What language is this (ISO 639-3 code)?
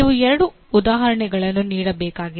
kan